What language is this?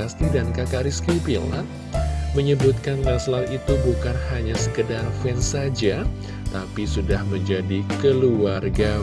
Indonesian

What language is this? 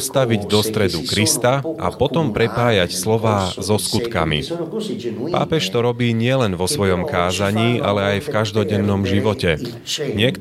Slovak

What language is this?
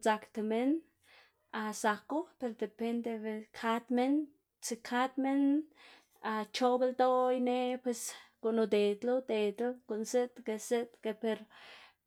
Xanaguía Zapotec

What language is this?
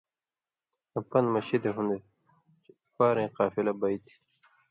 Indus Kohistani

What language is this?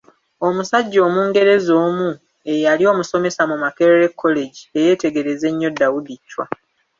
Ganda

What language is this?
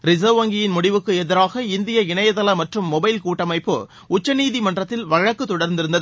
Tamil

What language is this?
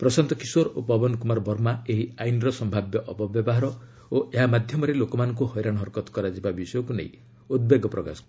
Odia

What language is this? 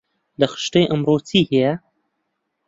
Central Kurdish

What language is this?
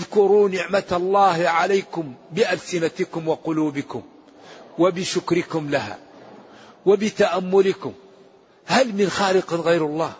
Arabic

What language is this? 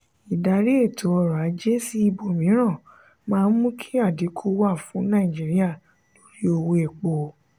Yoruba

